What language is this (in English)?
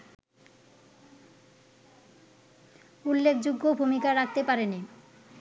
Bangla